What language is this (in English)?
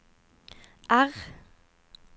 Norwegian